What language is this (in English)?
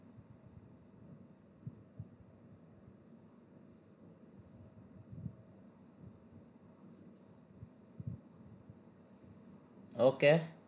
Gujarati